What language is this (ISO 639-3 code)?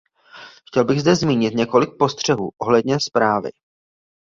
ces